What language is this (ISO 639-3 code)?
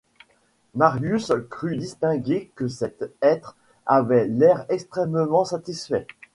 fra